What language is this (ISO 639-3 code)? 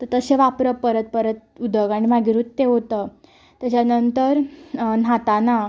kok